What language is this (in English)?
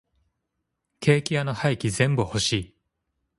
Japanese